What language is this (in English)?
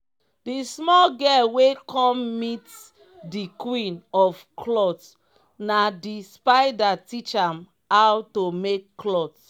Nigerian Pidgin